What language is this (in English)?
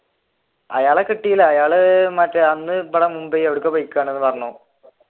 Malayalam